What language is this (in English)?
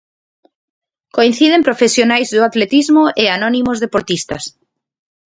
Galician